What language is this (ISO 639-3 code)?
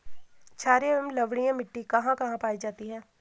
hin